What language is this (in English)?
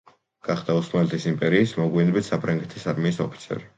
Georgian